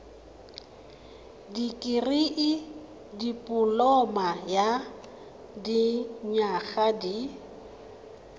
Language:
Tswana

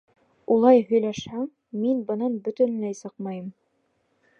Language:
Bashkir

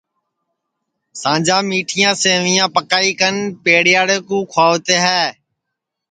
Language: Sansi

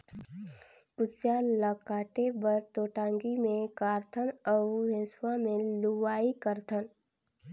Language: Chhattisgarhi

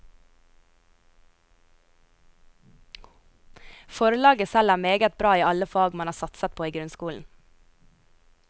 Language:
Norwegian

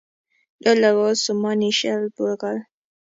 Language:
Kalenjin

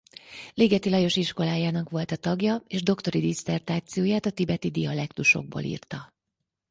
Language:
Hungarian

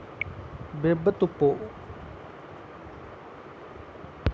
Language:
Dogri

